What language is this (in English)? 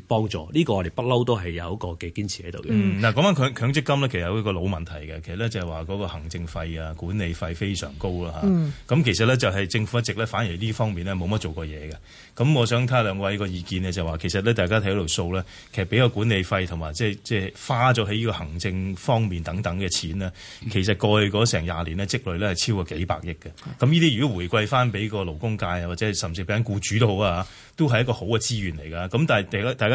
Chinese